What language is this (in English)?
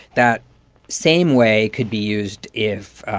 English